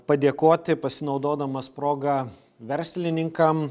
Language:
Lithuanian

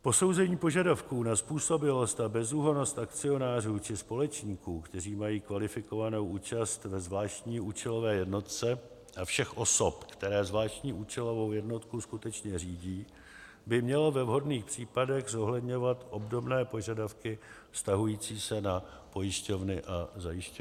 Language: Czech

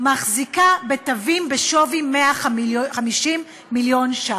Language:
Hebrew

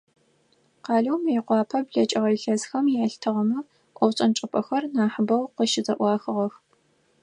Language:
Adyghe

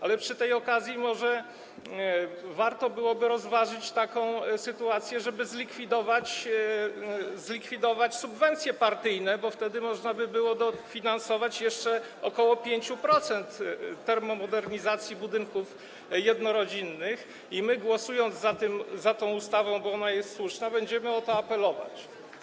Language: Polish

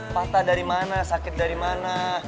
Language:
Indonesian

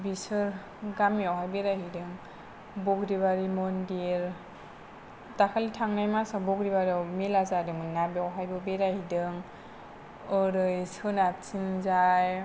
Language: Bodo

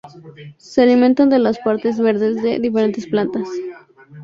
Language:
Spanish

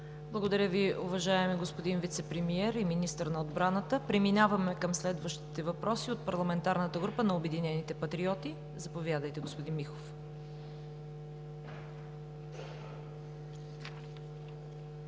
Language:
Bulgarian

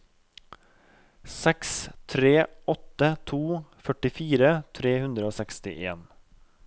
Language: Norwegian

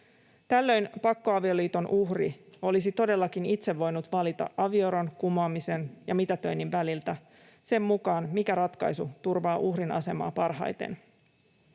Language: Finnish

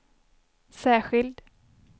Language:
Swedish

